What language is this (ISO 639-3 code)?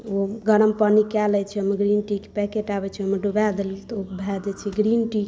mai